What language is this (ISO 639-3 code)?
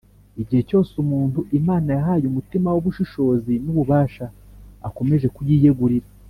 kin